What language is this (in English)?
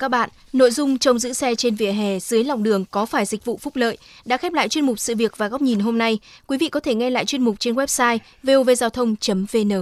Vietnamese